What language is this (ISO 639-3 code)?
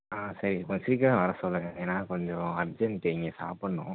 tam